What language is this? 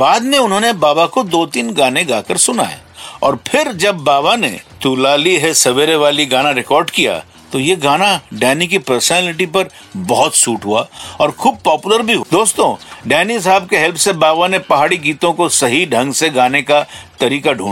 Hindi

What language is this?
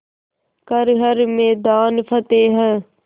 Hindi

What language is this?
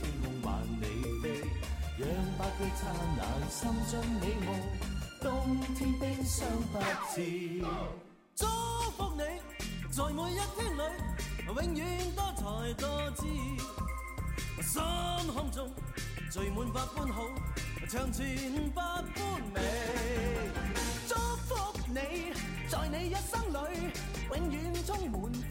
Chinese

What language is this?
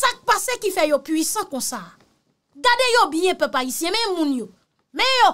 French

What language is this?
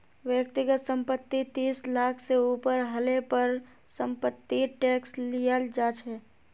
Magahi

